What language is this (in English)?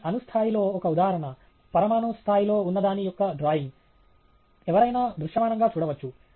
Telugu